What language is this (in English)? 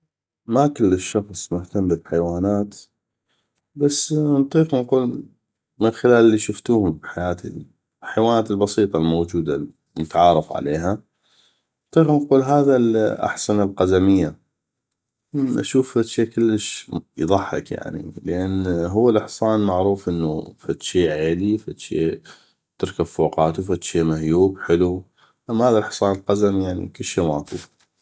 North Mesopotamian Arabic